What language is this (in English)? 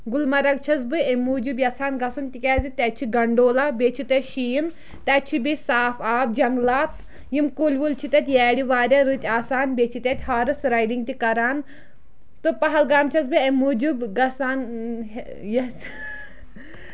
Kashmiri